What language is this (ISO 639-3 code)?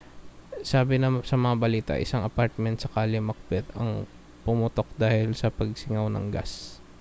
fil